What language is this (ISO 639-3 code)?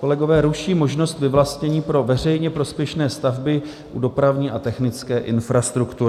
ces